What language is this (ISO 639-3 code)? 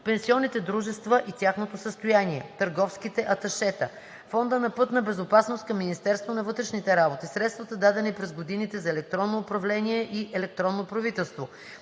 bul